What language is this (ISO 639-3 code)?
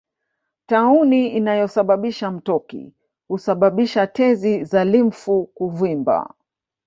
swa